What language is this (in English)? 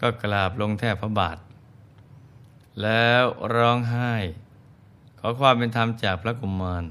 Thai